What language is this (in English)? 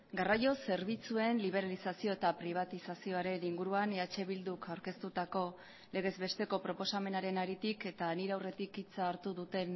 Basque